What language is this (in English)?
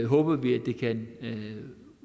Danish